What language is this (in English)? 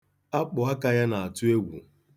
Igbo